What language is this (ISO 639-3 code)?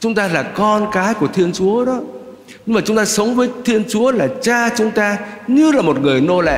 vie